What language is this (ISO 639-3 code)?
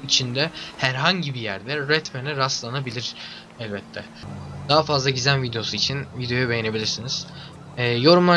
tur